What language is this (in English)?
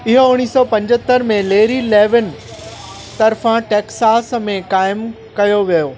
Sindhi